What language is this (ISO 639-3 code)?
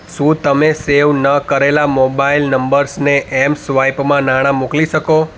guj